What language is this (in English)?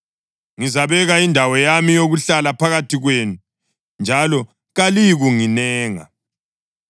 North Ndebele